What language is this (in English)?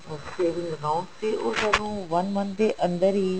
Punjabi